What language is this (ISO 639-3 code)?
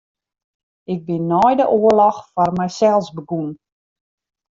fry